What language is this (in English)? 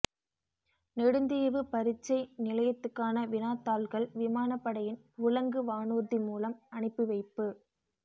Tamil